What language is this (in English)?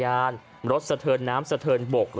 Thai